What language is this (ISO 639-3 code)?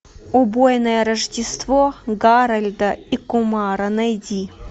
rus